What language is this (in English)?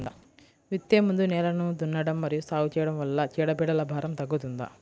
Telugu